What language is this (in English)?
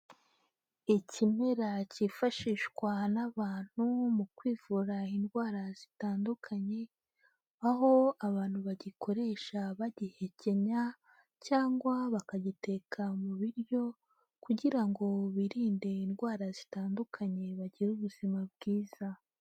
Kinyarwanda